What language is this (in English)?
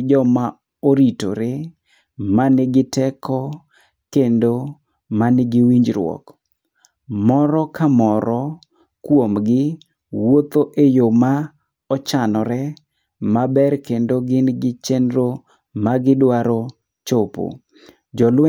Luo (Kenya and Tanzania)